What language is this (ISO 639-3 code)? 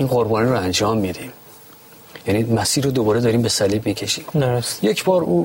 fas